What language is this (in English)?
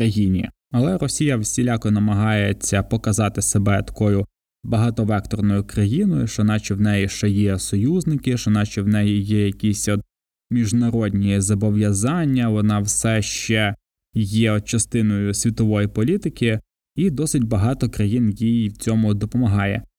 Ukrainian